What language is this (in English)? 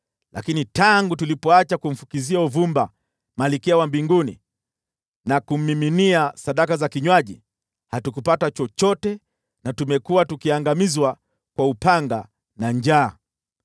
Swahili